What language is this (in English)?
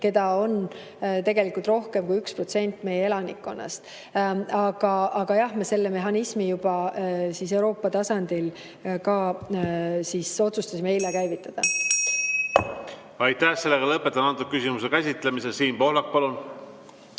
Estonian